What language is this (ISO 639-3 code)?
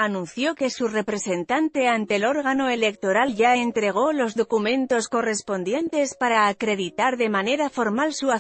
spa